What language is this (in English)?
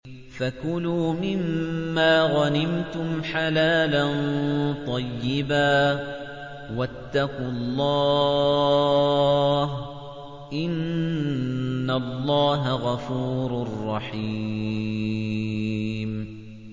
Arabic